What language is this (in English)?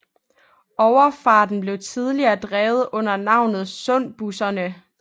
Danish